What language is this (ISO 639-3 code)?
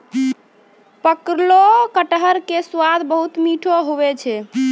mai